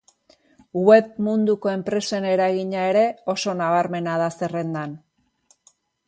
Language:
Basque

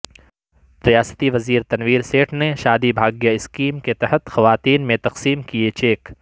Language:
Urdu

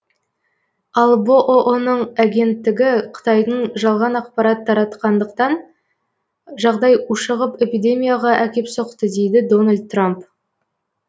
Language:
Kazakh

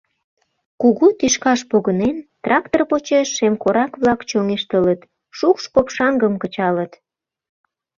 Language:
Mari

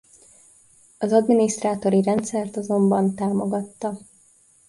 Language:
Hungarian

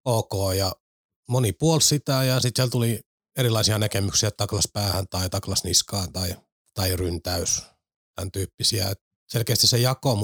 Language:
Finnish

